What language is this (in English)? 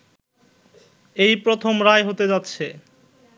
Bangla